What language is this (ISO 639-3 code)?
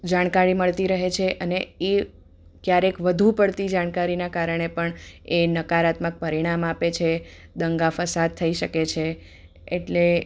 guj